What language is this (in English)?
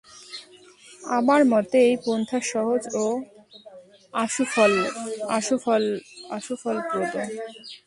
Bangla